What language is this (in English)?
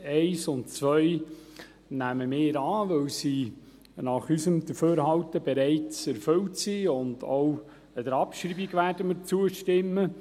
Swiss German